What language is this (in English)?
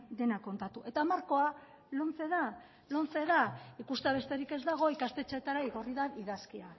Basque